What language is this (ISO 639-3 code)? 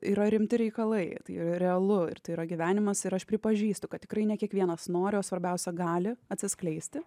lit